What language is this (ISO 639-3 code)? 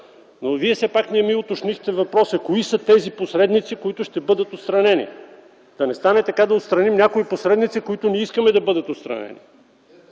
bul